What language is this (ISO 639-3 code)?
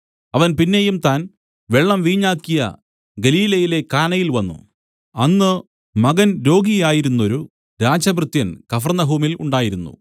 mal